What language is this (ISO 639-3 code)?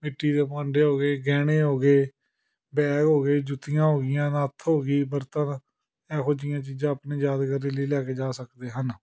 pan